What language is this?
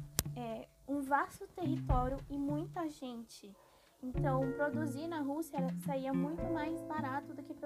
Portuguese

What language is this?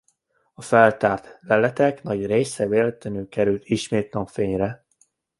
Hungarian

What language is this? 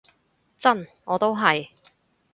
Cantonese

